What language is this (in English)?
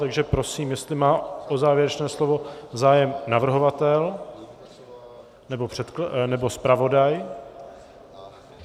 Czech